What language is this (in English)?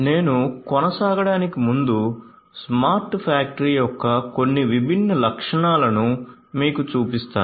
Telugu